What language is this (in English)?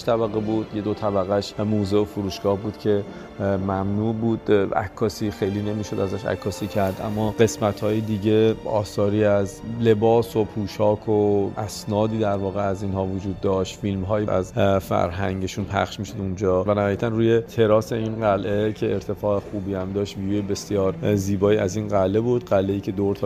Persian